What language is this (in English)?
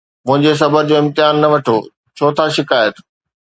Sindhi